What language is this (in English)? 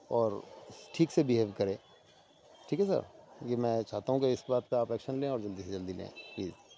Urdu